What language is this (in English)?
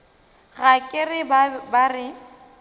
Northern Sotho